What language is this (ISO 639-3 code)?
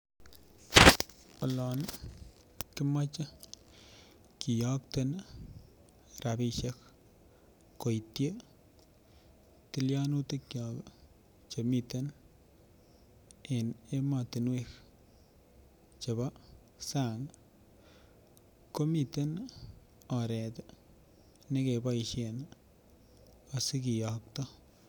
kln